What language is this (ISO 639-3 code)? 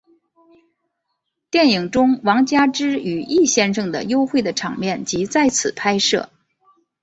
zho